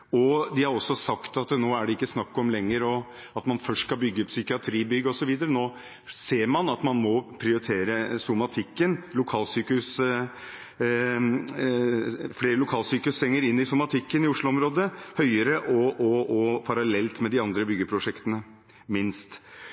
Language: Norwegian Bokmål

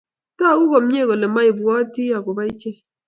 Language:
Kalenjin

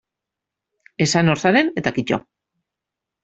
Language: Basque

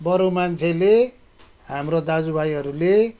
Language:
Nepali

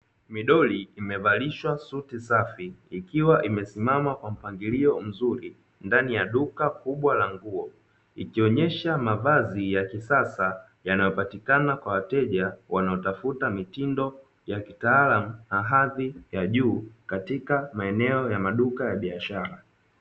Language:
Swahili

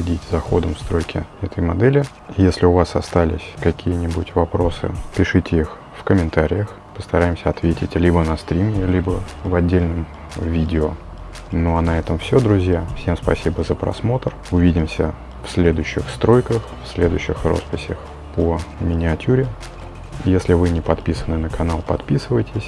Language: Russian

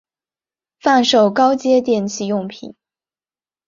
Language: Chinese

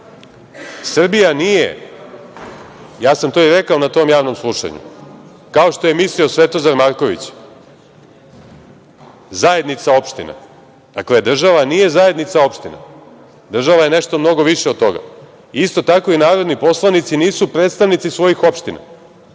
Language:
Serbian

